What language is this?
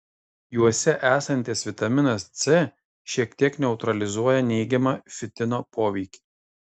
Lithuanian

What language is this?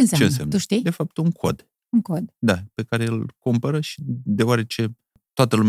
Romanian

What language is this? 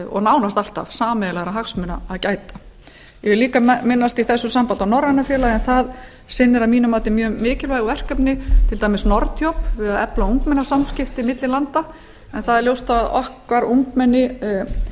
Icelandic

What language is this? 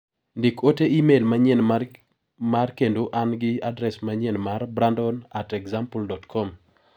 Luo (Kenya and Tanzania)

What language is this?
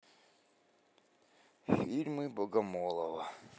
Russian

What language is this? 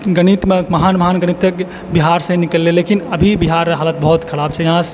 Maithili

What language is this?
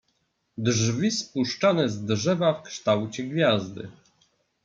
Polish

